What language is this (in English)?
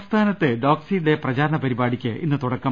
Malayalam